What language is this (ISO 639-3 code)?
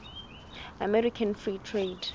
sot